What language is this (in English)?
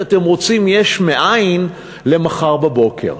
Hebrew